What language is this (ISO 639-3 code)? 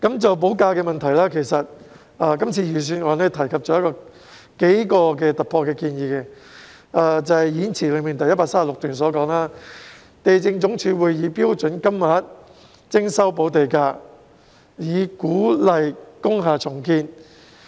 yue